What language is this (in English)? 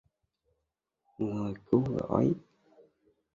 Vietnamese